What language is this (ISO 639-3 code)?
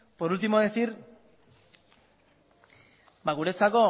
eus